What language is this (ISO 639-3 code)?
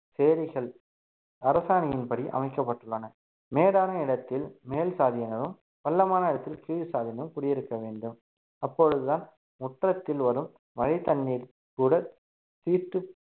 tam